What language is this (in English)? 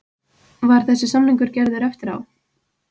Icelandic